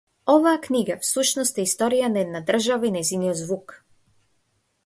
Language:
Macedonian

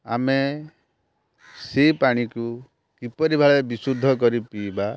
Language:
Odia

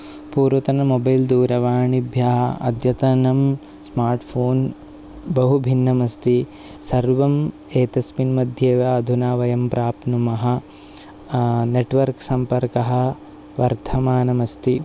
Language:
Sanskrit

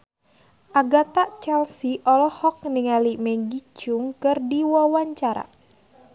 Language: Sundanese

